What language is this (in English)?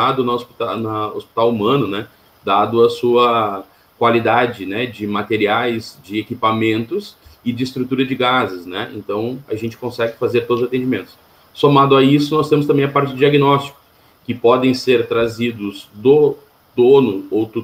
Portuguese